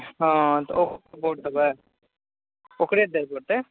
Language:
Maithili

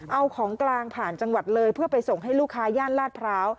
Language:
Thai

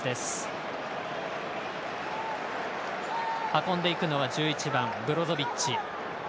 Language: Japanese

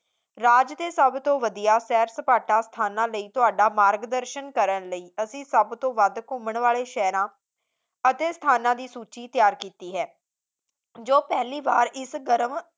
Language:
Punjabi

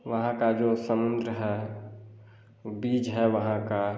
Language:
Hindi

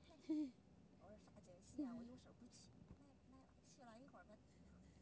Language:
Chinese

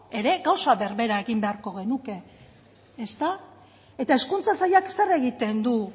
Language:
Basque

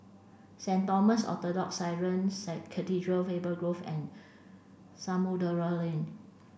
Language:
English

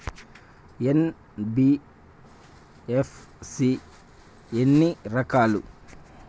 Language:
Telugu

